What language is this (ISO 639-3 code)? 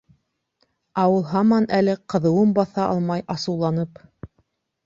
bak